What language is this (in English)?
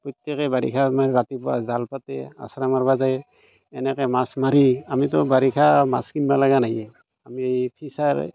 Assamese